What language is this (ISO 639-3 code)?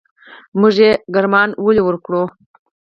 pus